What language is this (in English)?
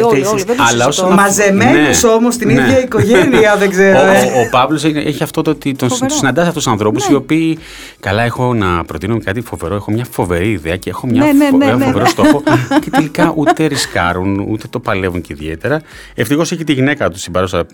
Greek